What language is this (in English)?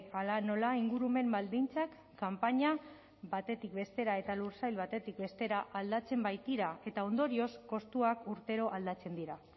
Basque